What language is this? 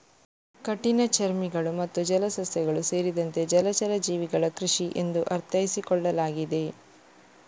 Kannada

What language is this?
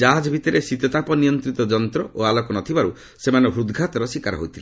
Odia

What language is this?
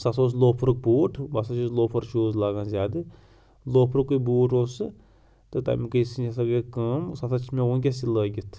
Kashmiri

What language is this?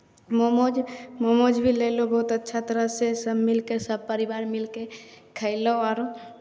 Maithili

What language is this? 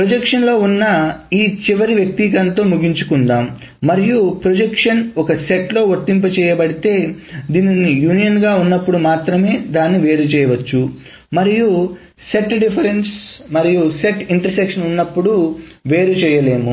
Telugu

